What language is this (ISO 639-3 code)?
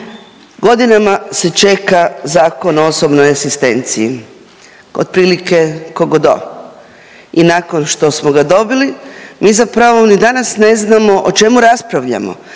hrv